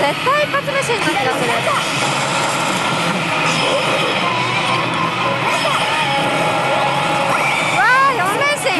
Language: Japanese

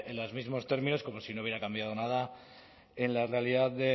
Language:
Spanish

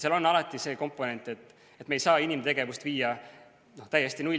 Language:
Estonian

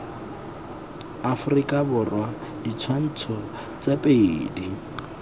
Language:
Tswana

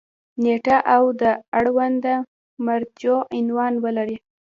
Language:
Pashto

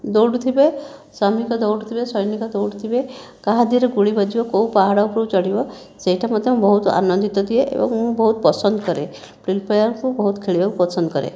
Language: Odia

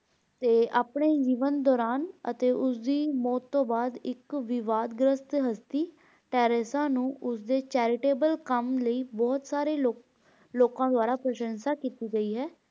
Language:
Punjabi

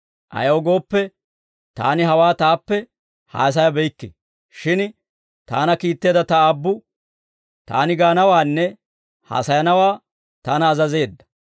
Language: Dawro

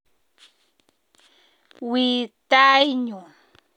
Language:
Kalenjin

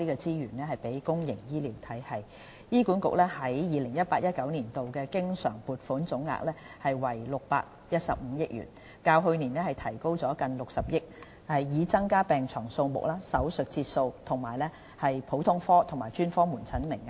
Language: Cantonese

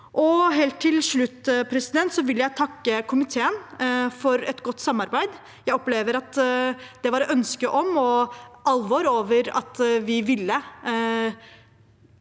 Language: Norwegian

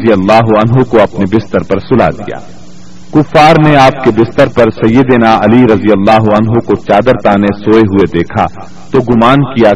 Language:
Urdu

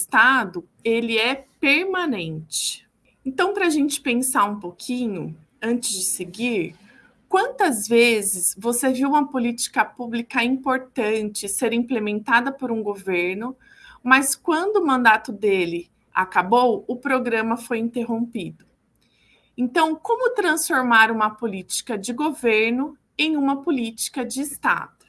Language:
Portuguese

